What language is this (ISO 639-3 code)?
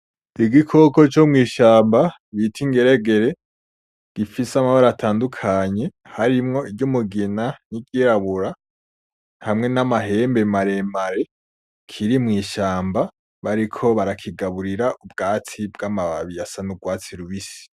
run